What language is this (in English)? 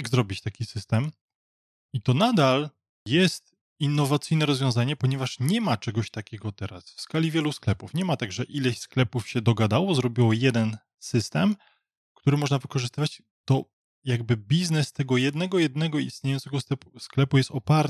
Polish